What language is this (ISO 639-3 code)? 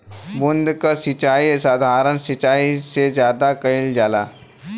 bho